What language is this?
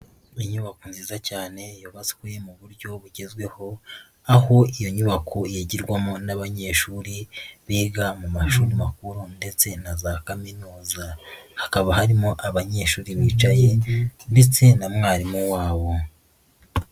Kinyarwanda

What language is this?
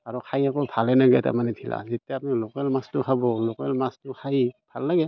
Assamese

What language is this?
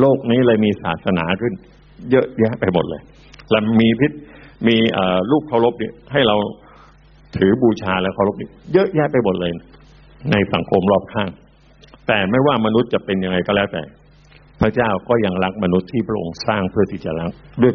Thai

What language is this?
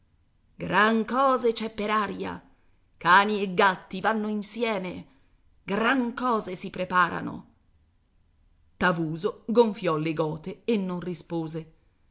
Italian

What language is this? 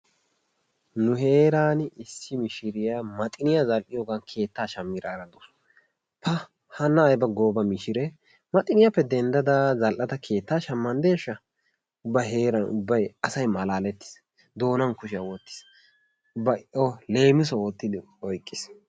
Wolaytta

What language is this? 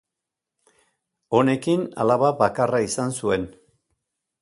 Basque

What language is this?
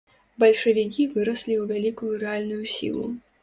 Belarusian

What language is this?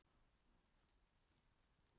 Icelandic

